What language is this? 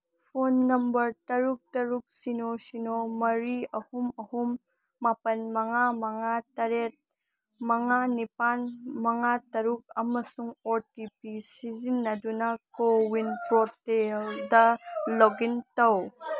Manipuri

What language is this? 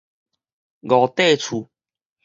Min Nan Chinese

